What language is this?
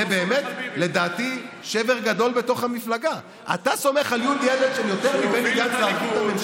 Hebrew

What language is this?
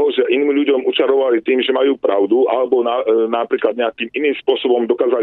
Slovak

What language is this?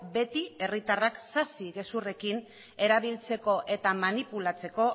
Basque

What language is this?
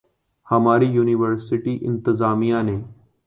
Urdu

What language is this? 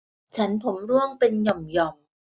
Thai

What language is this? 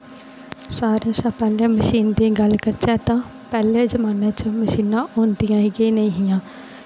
Dogri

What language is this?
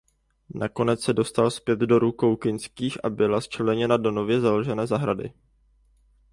Czech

